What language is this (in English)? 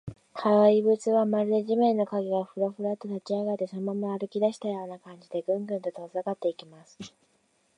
Japanese